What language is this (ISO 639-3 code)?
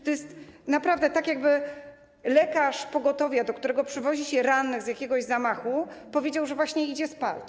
pol